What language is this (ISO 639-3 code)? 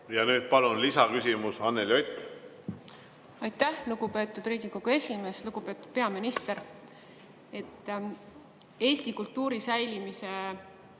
est